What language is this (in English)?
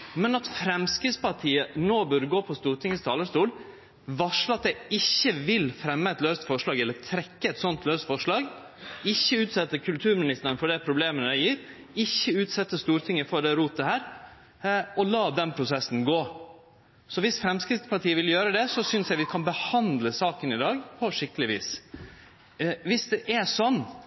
Norwegian Nynorsk